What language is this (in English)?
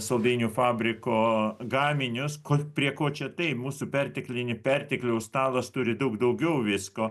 Lithuanian